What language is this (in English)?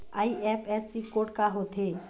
Chhattisgarhi